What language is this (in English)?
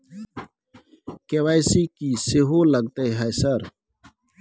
Maithili